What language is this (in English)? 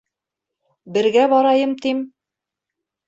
Bashkir